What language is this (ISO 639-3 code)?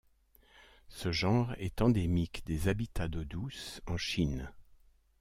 fra